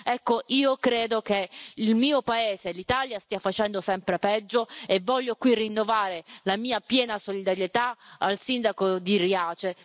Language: Italian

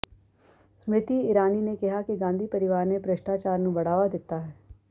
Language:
Punjabi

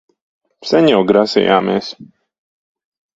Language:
Latvian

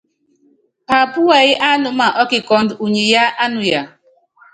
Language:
Yangben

